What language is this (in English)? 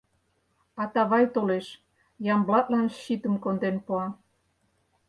Mari